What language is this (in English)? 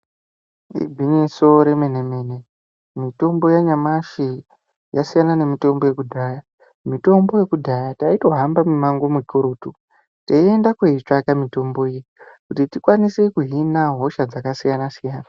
Ndau